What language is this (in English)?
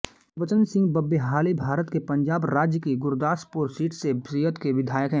Hindi